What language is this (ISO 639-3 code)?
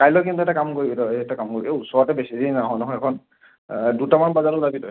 asm